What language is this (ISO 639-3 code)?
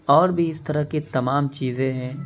urd